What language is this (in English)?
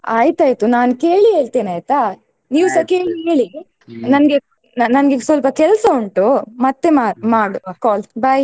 Kannada